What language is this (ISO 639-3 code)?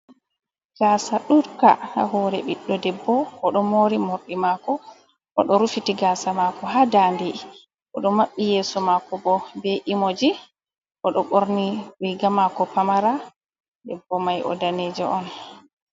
ful